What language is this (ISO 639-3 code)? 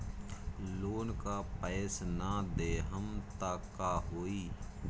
bho